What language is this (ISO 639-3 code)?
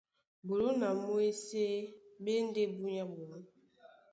dua